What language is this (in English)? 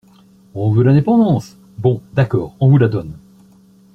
French